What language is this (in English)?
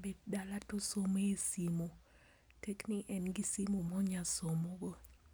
Luo (Kenya and Tanzania)